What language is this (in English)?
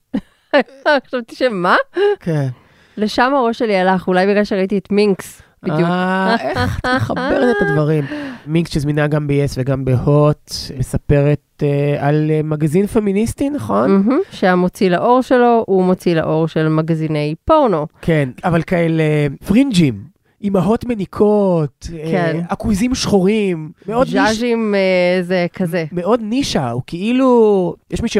Hebrew